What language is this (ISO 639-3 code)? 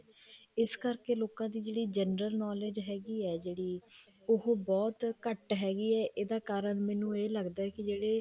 pan